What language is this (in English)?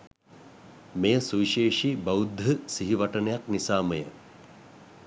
Sinhala